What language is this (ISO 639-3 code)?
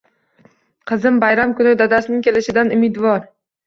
uzb